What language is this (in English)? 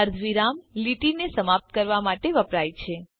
Gujarati